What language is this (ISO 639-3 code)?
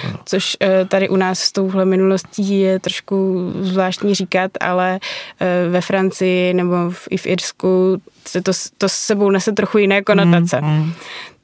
ces